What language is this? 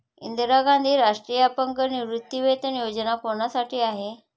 Marathi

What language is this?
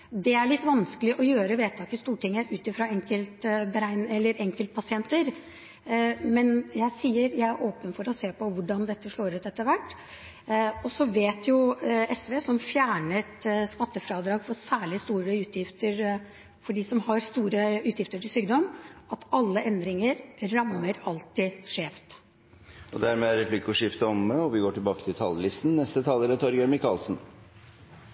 Norwegian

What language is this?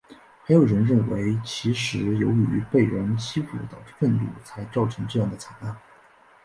Chinese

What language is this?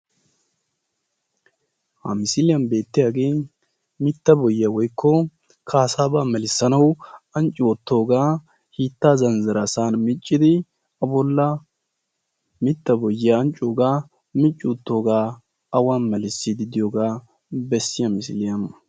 Wolaytta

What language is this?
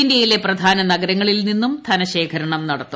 Malayalam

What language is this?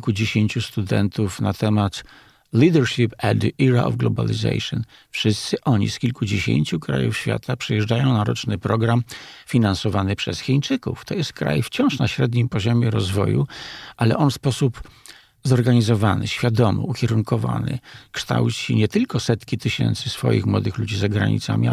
Polish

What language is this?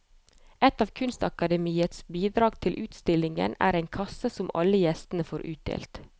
Norwegian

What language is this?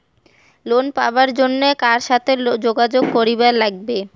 Bangla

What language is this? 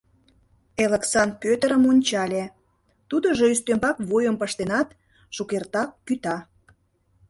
Mari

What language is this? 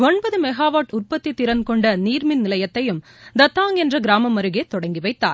Tamil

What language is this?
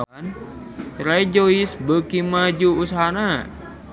Sundanese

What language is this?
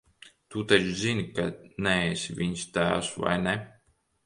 Latvian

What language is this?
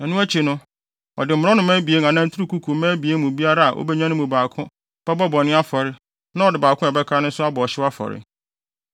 Akan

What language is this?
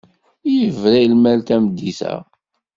Kabyle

